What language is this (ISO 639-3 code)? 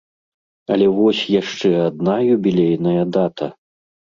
bel